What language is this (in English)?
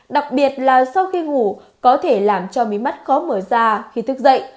Vietnamese